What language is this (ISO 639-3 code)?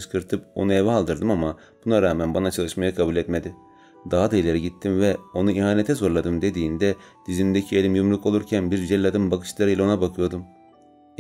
tur